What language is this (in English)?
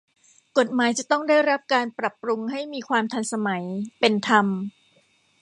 Thai